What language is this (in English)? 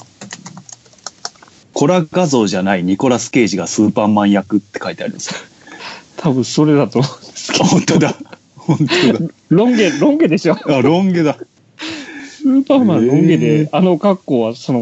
Japanese